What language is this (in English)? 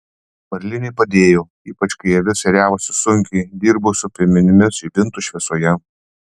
Lithuanian